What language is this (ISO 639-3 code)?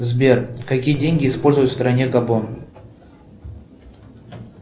rus